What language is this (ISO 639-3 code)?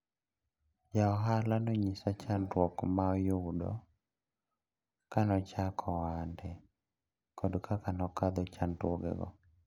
luo